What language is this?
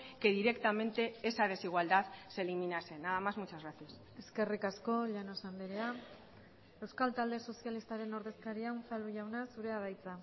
Basque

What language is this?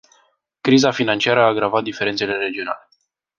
Romanian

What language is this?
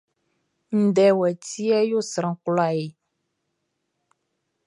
Baoulé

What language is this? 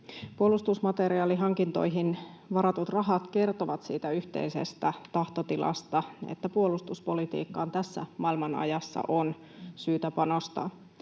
Finnish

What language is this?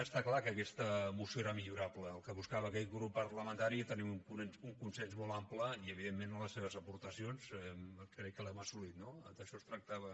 Catalan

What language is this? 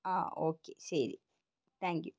Malayalam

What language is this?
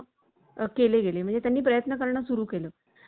Marathi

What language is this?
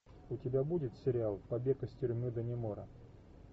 Russian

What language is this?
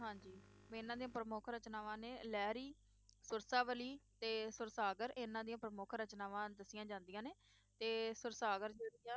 Punjabi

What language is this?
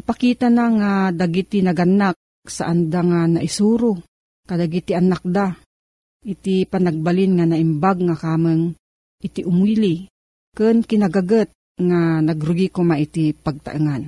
Filipino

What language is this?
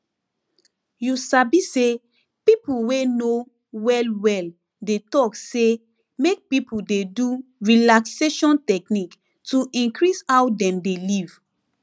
Nigerian Pidgin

